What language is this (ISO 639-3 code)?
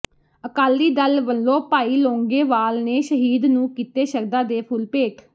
pan